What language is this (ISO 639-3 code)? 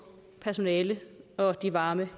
dan